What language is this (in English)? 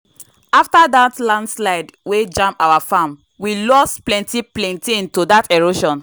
Nigerian Pidgin